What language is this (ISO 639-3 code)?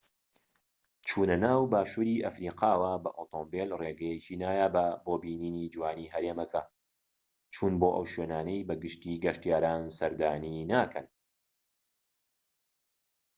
ckb